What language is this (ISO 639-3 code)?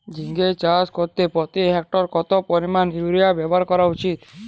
ben